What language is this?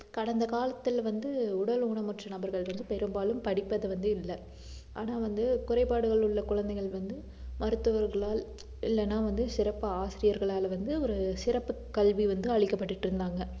Tamil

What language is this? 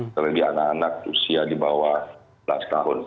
Indonesian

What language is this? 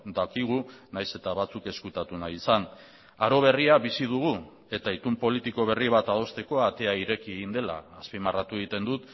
Basque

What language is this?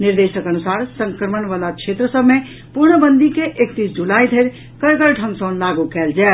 Maithili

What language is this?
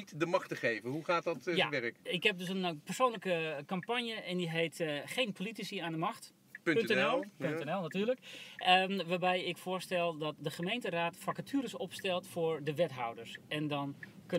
Dutch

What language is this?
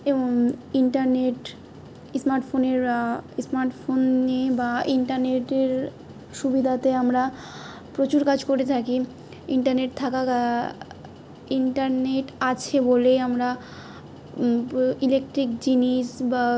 Bangla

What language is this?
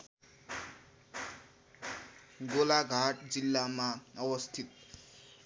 Nepali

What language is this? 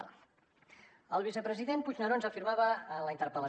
Catalan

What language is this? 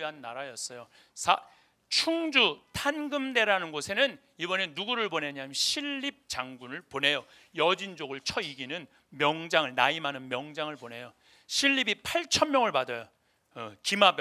Korean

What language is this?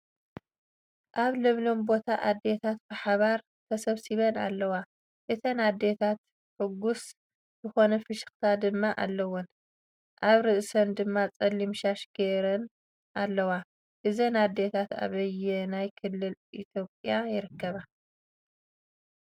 Tigrinya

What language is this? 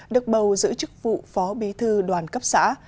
Vietnamese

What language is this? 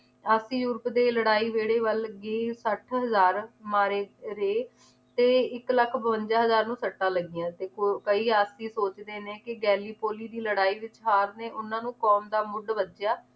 Punjabi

